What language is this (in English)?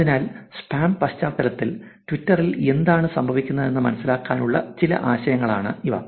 Malayalam